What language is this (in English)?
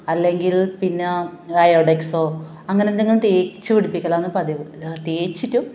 Malayalam